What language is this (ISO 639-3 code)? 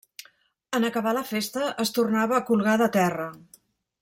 cat